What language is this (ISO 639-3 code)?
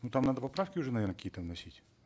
kaz